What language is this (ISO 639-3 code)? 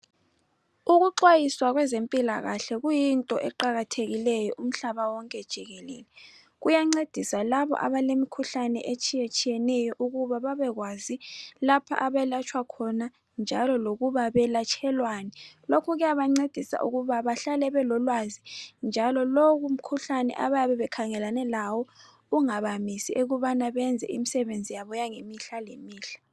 nde